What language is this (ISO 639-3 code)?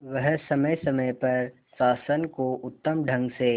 hin